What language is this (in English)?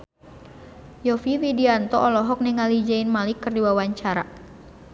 Sundanese